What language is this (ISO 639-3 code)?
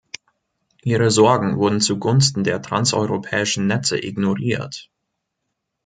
deu